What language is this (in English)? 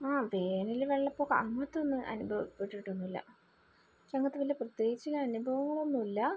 Malayalam